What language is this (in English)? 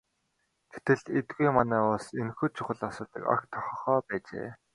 Mongolian